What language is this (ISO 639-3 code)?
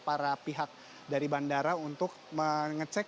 ind